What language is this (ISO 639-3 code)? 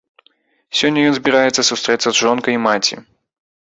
bel